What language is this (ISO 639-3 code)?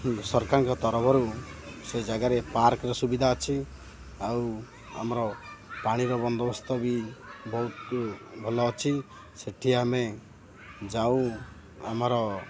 ori